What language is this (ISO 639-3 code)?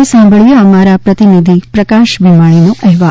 guj